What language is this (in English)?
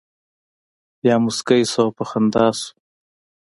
Pashto